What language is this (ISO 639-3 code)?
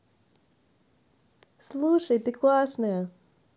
rus